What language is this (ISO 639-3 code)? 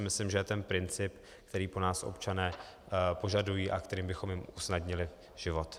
ces